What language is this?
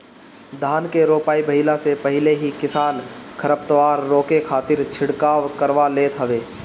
Bhojpuri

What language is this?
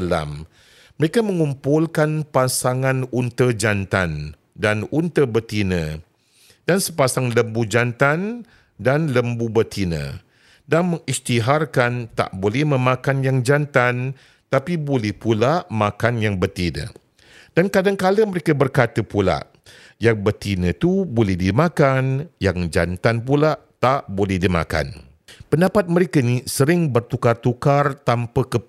Malay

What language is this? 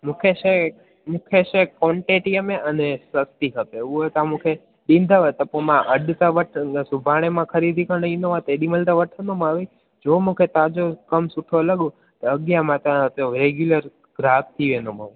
Sindhi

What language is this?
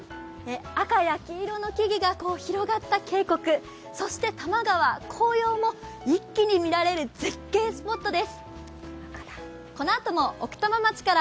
Japanese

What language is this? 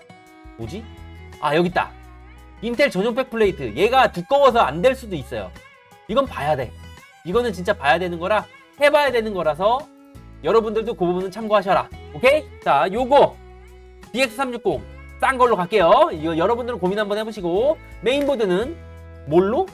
Korean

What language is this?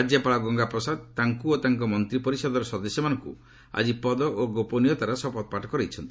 Odia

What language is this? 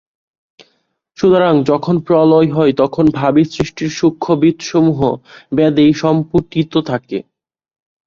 Bangla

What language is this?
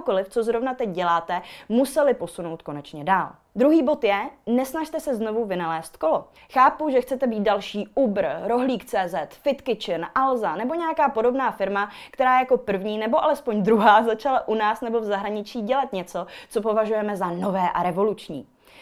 Czech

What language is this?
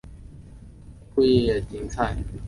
Chinese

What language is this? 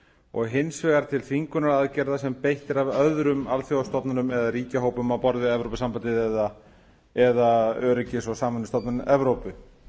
Icelandic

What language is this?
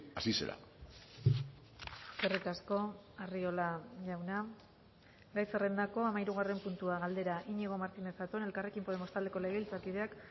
Basque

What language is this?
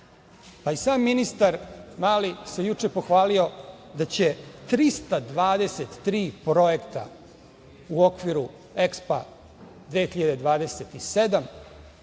Serbian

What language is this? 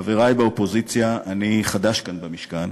Hebrew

